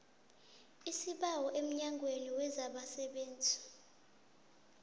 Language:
South Ndebele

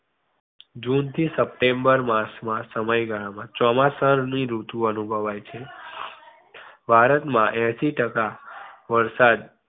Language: Gujarati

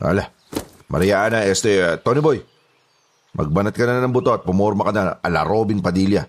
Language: Filipino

